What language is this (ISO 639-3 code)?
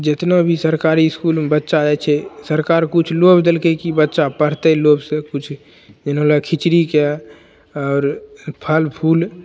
mai